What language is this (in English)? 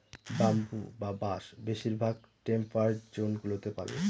Bangla